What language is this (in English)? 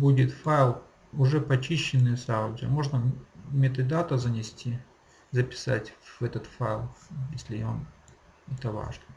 Russian